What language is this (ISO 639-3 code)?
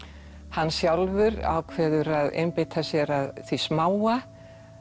isl